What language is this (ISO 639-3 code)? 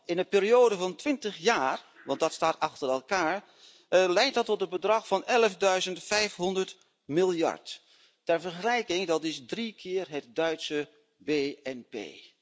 nld